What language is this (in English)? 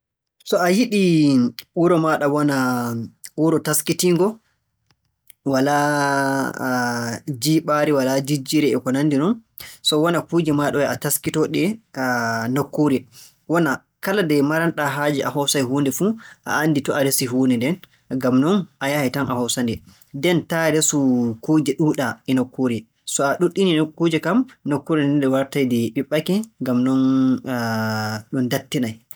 Borgu Fulfulde